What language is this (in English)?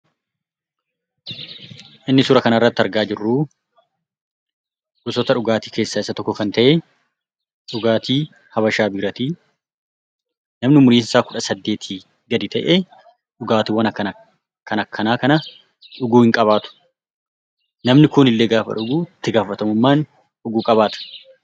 Oromo